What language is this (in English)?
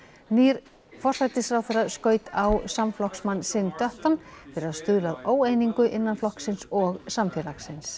Icelandic